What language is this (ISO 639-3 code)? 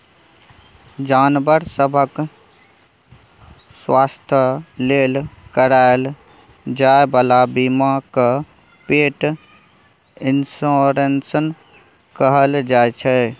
mai